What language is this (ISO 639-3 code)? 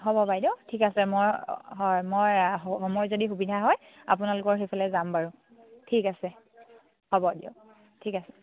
asm